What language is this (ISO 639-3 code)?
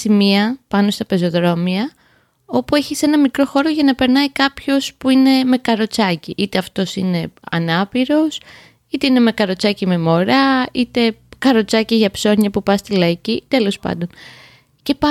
ell